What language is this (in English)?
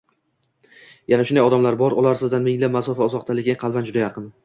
Uzbek